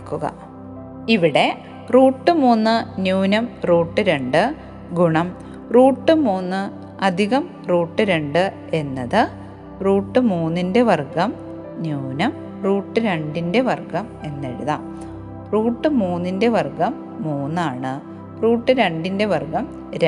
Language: Malayalam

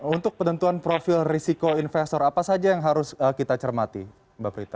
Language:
Indonesian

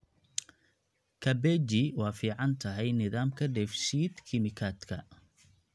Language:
Somali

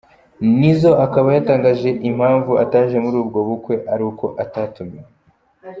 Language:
Kinyarwanda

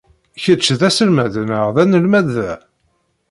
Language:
Kabyle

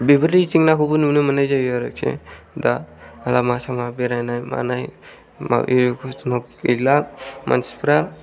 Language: Bodo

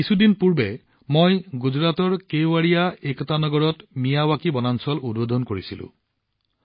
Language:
Assamese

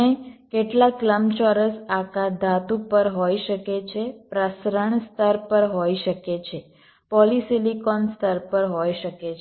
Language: Gujarati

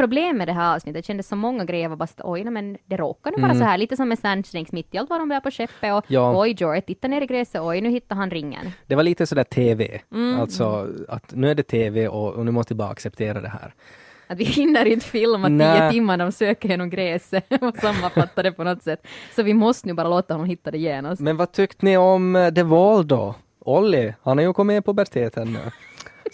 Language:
Swedish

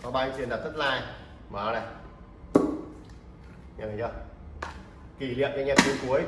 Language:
Vietnamese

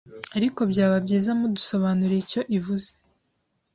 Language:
Kinyarwanda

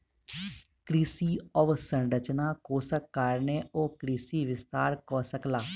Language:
Maithili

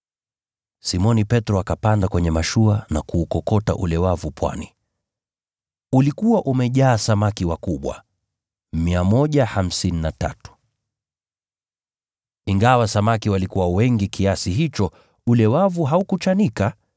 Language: Swahili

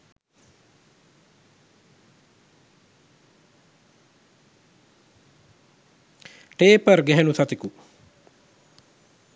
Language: Sinhala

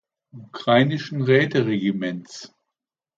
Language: German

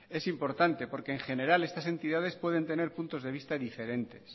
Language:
Spanish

